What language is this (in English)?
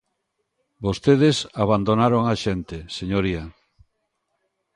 Galician